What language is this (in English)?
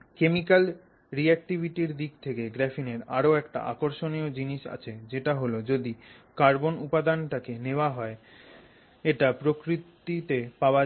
Bangla